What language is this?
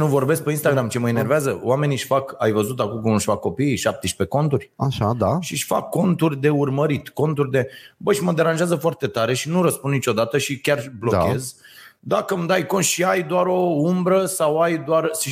Romanian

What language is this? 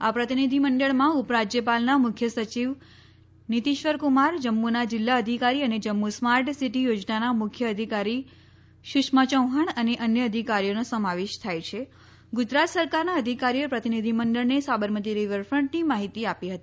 Gujarati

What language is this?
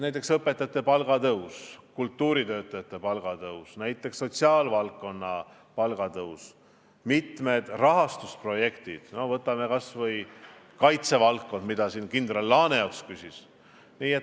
Estonian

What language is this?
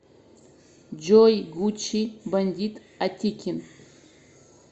Russian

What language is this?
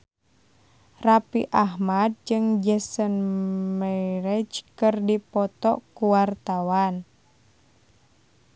Sundanese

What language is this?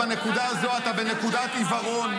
Hebrew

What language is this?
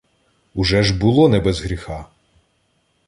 Ukrainian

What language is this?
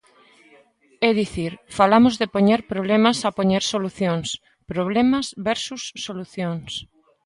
Galician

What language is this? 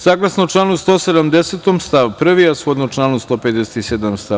Serbian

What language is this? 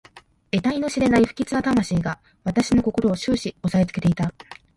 Japanese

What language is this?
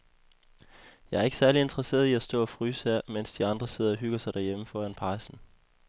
Danish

